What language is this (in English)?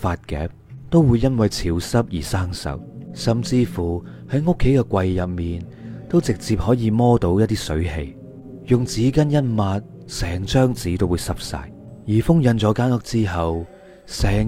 Chinese